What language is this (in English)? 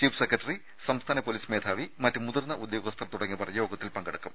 Malayalam